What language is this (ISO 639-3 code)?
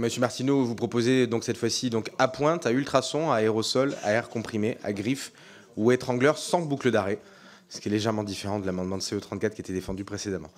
fra